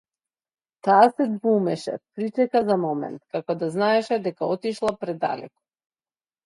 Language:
Macedonian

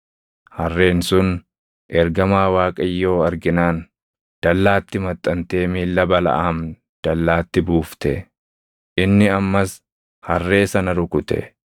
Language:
Oromo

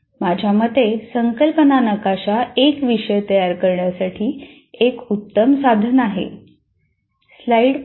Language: Marathi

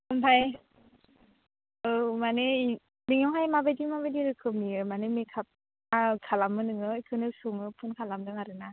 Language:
Bodo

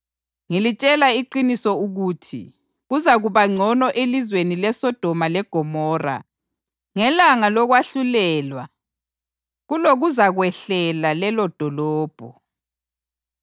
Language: North Ndebele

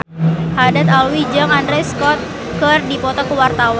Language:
Sundanese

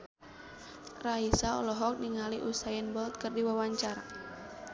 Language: Sundanese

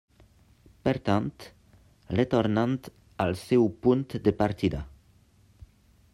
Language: Catalan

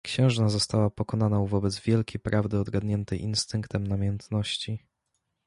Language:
Polish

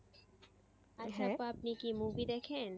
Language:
Bangla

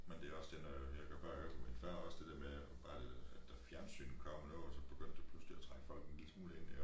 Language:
Danish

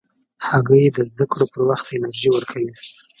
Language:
Pashto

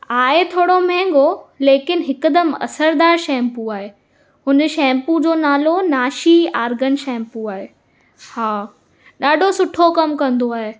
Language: Sindhi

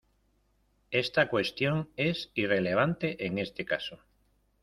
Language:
Spanish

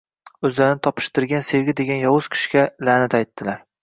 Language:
Uzbek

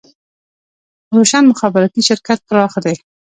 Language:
Pashto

